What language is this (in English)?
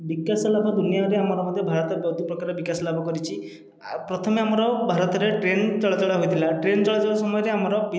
Odia